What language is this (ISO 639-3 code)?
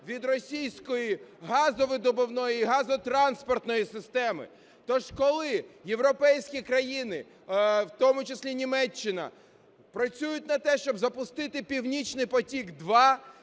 ukr